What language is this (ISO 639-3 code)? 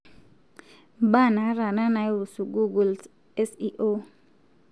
mas